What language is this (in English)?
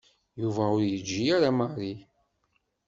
Kabyle